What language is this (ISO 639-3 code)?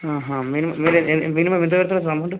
tel